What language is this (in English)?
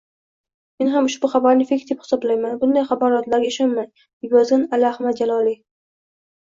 Uzbek